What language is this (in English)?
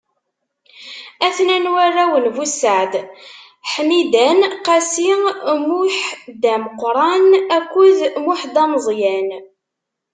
Kabyle